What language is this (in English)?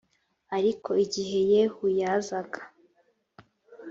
Kinyarwanda